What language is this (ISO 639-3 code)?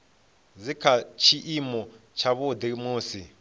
ven